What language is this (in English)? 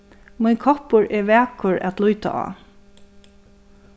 Faroese